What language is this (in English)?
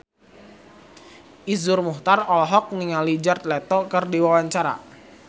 Sundanese